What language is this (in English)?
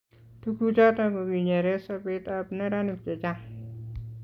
Kalenjin